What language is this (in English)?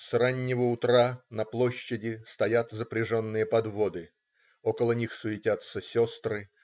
Russian